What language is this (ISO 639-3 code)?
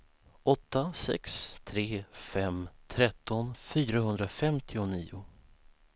swe